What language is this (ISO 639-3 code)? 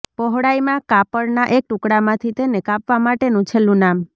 guj